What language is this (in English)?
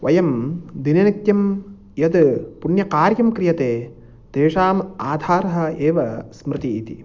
Sanskrit